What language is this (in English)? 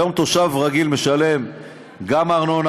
Hebrew